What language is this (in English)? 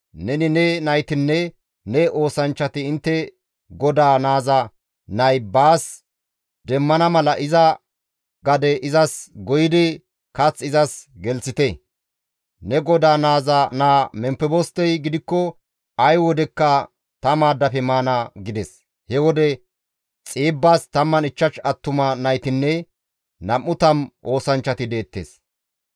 Gamo